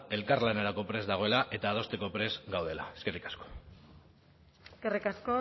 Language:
Basque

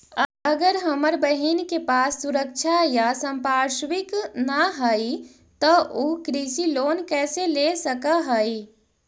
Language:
Magahi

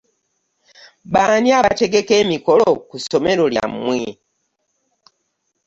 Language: Ganda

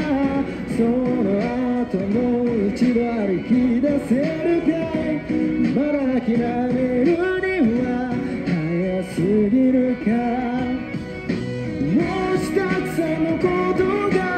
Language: Arabic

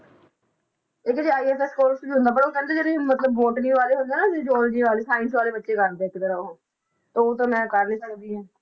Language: Punjabi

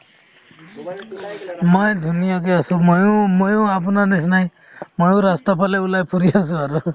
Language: Assamese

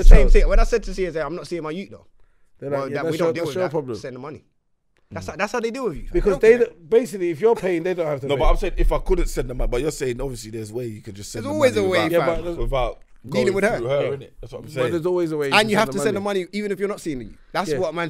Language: English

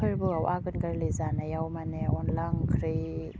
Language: Bodo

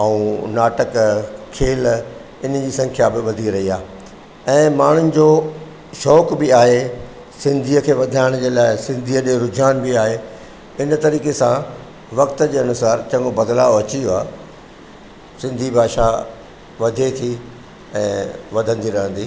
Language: Sindhi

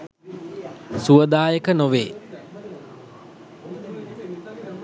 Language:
Sinhala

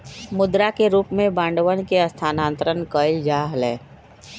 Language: Magahi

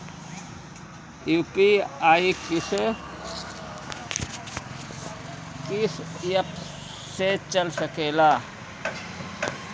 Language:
Bhojpuri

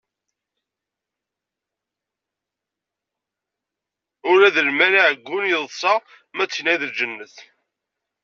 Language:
Kabyle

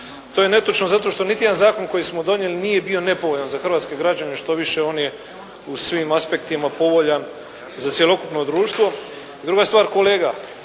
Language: Croatian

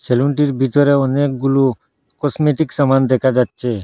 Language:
Bangla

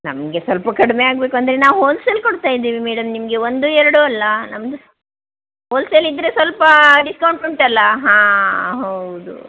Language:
Kannada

